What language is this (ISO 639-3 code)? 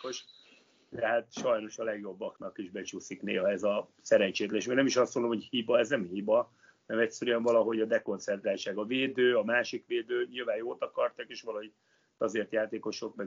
hun